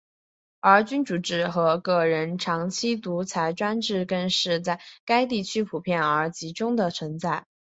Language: Chinese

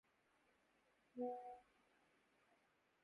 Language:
Urdu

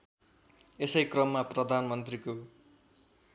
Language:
Nepali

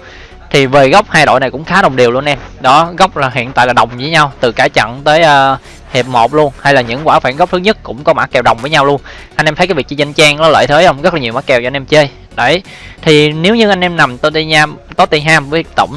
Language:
Vietnamese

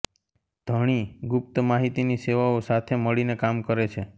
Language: Gujarati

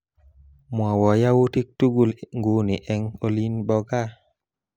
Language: Kalenjin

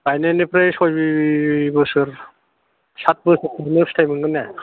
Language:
Bodo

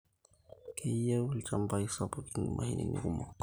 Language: Masai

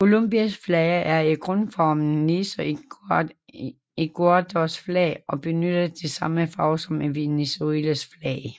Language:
Danish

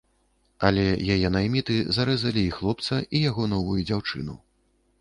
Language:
Belarusian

